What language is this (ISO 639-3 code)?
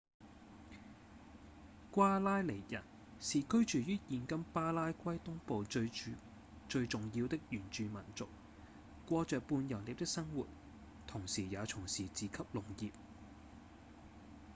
yue